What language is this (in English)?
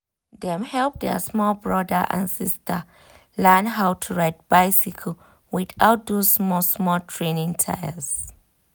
Nigerian Pidgin